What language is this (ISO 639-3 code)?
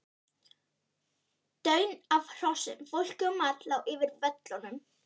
isl